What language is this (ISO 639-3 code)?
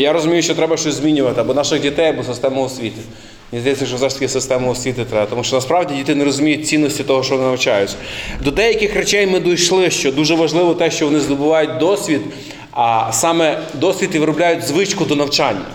ukr